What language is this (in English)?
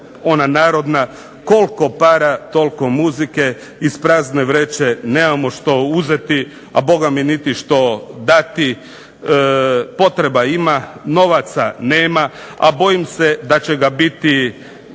Croatian